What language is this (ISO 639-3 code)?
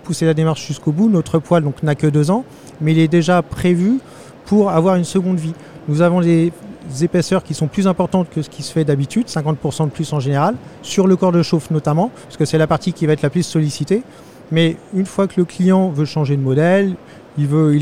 fra